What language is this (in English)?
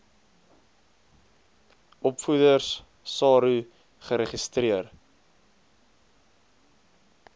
Afrikaans